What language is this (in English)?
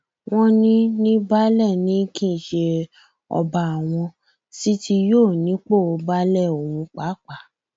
Yoruba